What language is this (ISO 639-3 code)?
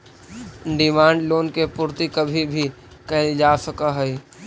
mag